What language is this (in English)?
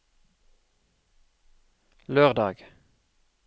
Norwegian